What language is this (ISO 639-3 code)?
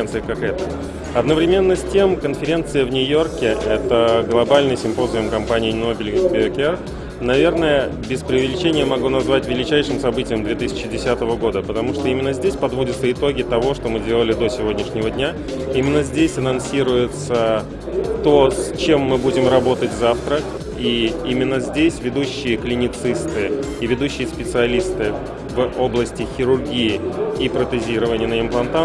rus